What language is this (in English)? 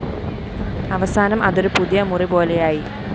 Malayalam